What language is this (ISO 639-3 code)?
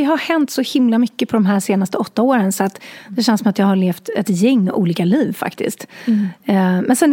swe